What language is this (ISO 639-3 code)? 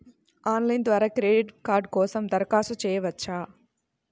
tel